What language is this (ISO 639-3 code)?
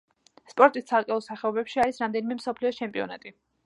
kat